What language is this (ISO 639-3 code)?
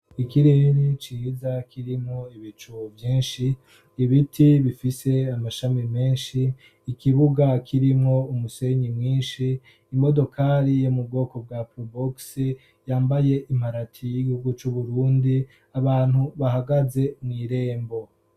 run